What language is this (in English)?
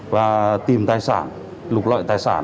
Vietnamese